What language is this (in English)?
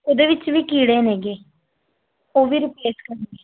Punjabi